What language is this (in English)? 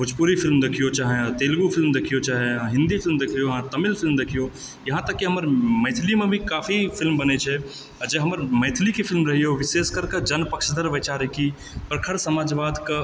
Maithili